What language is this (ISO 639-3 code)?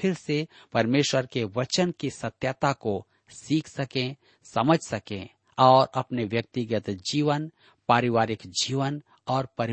hin